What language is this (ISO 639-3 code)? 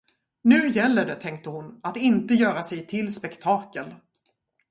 swe